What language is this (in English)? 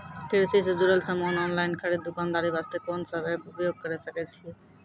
Maithili